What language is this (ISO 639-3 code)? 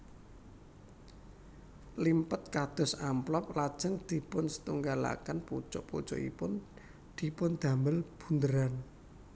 jav